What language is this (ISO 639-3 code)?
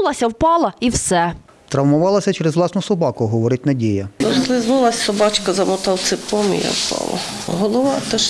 ukr